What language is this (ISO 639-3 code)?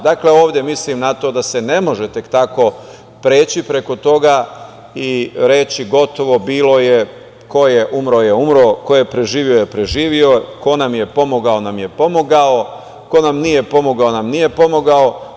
srp